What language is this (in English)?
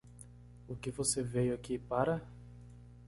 Portuguese